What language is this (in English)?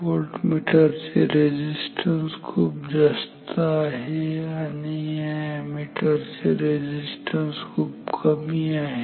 Marathi